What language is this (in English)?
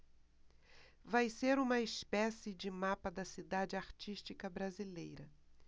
Portuguese